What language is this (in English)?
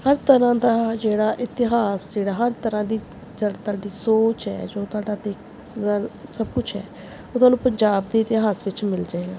Punjabi